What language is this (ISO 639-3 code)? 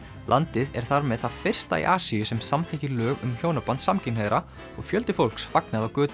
isl